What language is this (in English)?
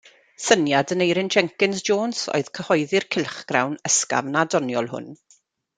Welsh